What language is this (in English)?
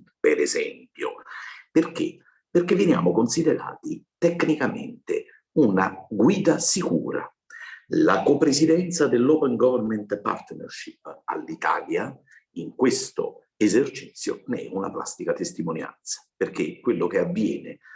Italian